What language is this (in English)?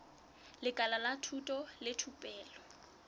Southern Sotho